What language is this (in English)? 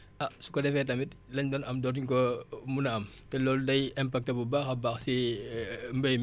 Wolof